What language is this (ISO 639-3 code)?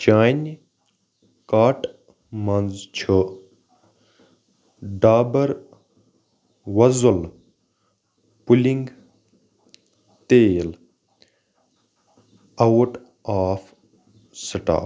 kas